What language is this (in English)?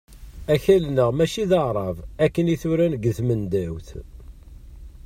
Kabyle